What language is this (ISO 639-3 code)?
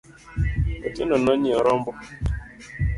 luo